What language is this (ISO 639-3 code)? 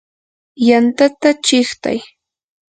qur